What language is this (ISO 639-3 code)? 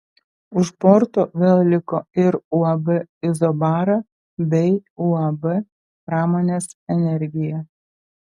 lit